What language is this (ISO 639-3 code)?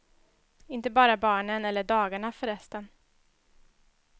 swe